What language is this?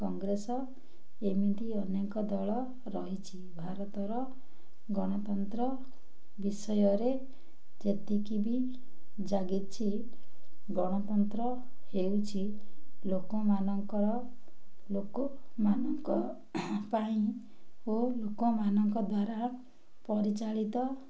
Odia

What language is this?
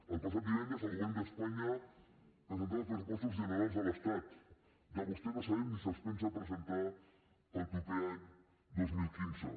Catalan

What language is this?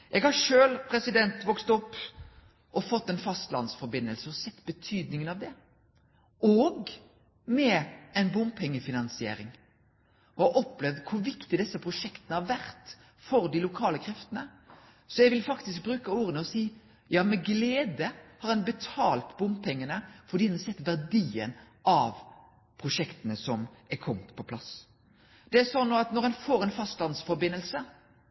Norwegian Nynorsk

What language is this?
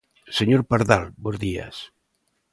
Galician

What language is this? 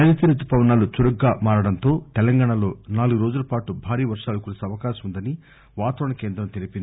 Telugu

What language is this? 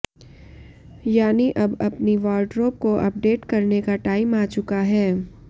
Hindi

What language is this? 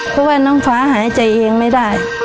Thai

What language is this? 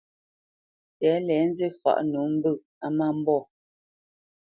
Bamenyam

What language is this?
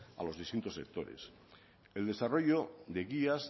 Spanish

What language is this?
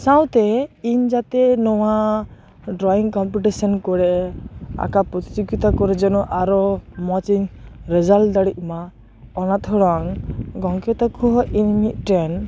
Santali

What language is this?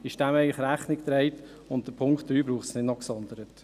Swiss German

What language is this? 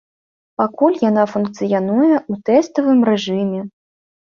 Belarusian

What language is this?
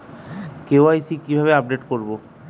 Bangla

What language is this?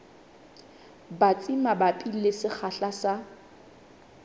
Southern Sotho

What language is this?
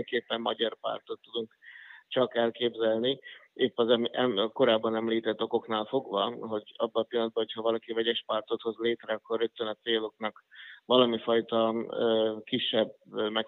Hungarian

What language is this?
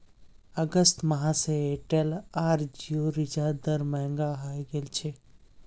Magahi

